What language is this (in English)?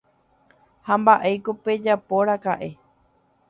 Guarani